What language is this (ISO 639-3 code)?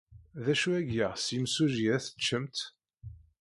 kab